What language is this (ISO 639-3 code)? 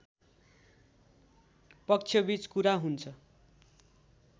nep